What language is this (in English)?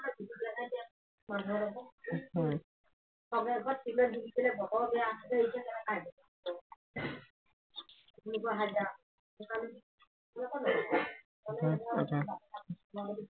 Assamese